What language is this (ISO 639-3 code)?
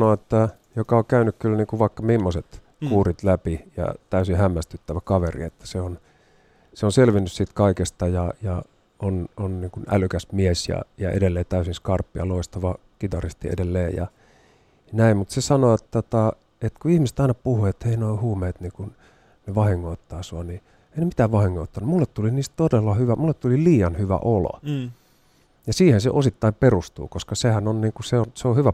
fin